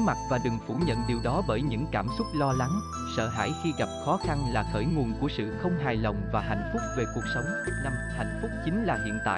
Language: Vietnamese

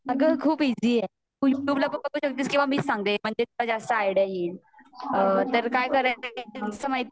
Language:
Marathi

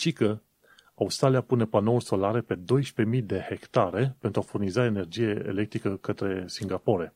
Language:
Romanian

